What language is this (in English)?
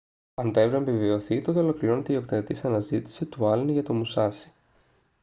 Greek